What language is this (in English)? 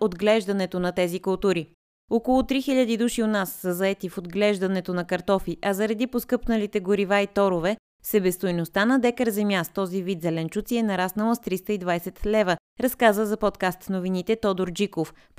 Bulgarian